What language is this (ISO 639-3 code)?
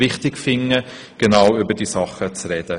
gsw